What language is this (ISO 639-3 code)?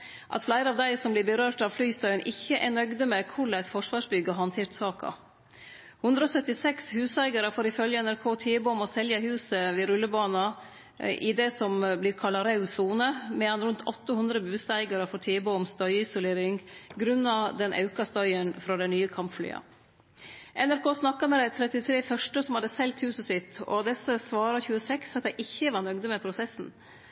nno